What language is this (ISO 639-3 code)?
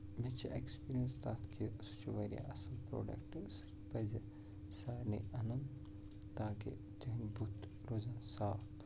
kas